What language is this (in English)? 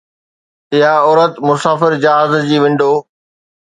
Sindhi